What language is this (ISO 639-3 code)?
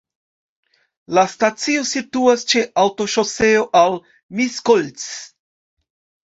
epo